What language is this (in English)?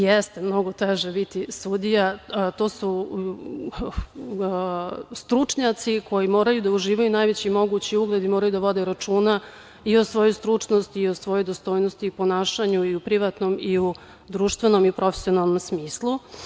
Serbian